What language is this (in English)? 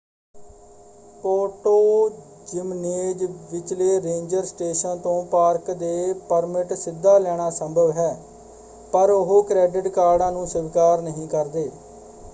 Punjabi